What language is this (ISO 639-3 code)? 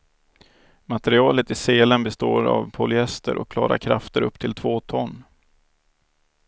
swe